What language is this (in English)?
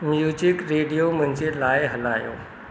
Sindhi